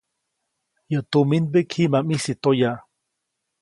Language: Copainalá Zoque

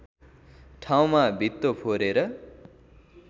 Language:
Nepali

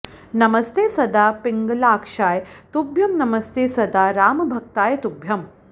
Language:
Sanskrit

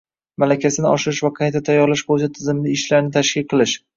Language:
Uzbek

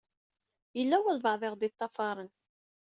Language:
Kabyle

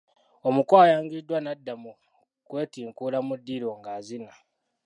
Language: Ganda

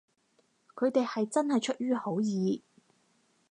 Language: Cantonese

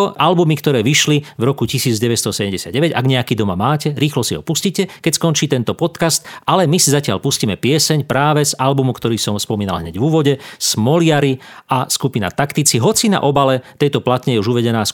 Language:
Slovak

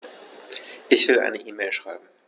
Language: German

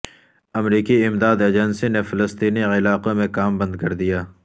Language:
Urdu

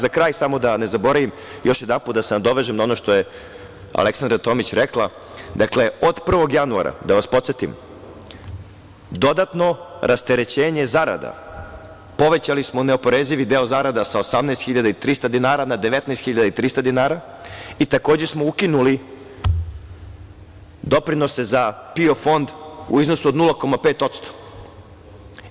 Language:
Serbian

